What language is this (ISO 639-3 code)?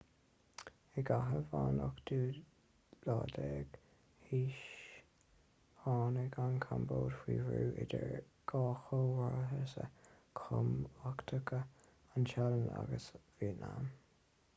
gle